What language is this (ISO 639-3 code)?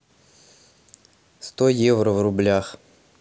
rus